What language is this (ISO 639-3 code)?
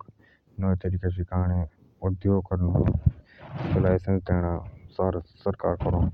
jns